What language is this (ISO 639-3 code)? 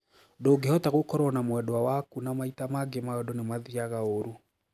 kik